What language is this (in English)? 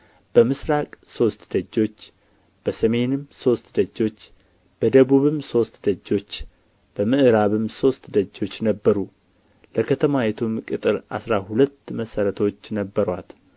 Amharic